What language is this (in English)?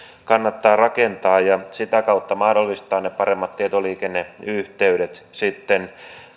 Finnish